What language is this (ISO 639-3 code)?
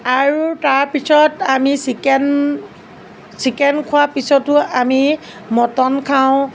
asm